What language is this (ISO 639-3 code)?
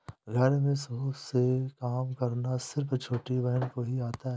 hin